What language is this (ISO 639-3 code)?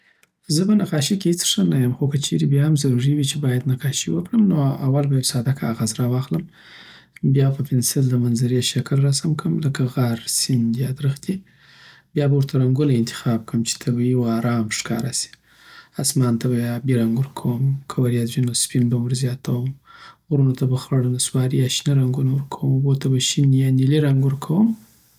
pbt